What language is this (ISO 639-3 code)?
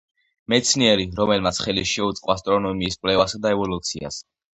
kat